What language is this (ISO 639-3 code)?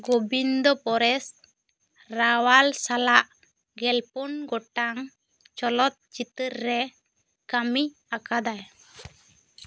sat